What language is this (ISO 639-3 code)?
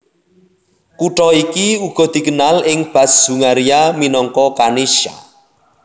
jav